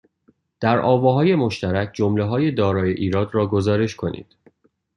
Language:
Persian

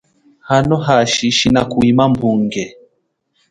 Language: Chokwe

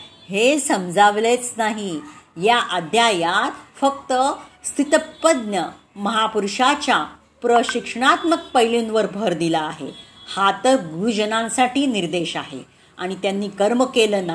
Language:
Marathi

